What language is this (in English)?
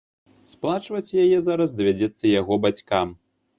Belarusian